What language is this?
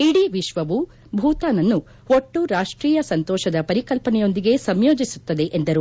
Kannada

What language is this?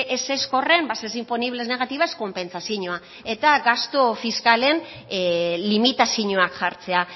Basque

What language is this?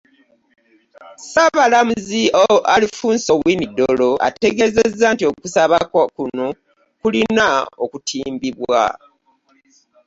Ganda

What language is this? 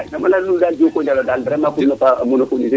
Serer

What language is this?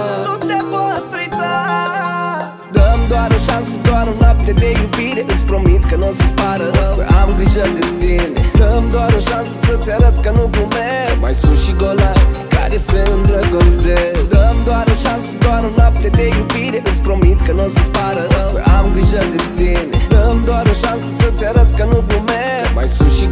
Romanian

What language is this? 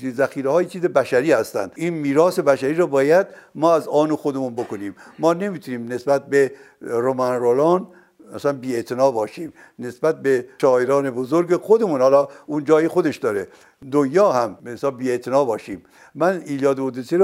Persian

